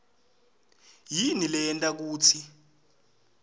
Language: Swati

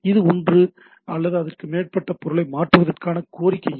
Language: Tamil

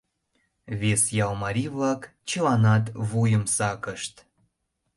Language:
Mari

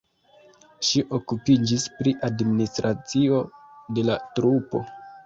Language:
Esperanto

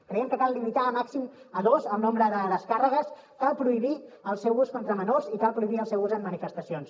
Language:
Catalan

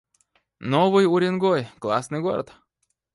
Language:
Russian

